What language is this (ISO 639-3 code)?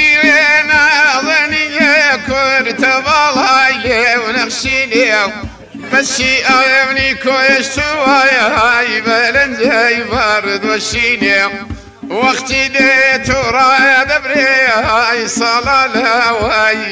ara